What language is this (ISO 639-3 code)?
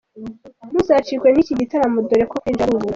kin